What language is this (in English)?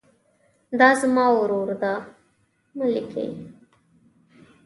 Pashto